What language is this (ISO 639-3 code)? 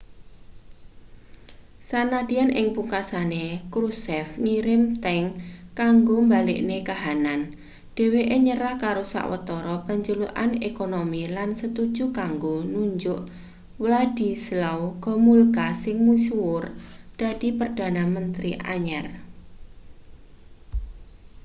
jav